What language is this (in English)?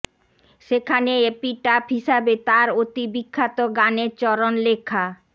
Bangla